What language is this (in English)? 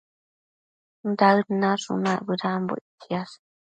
Matsés